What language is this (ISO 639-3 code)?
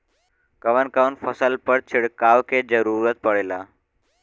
bho